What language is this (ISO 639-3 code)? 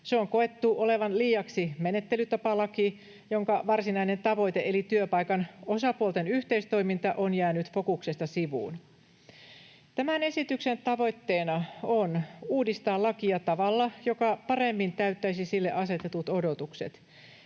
fin